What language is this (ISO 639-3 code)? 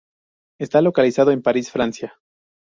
spa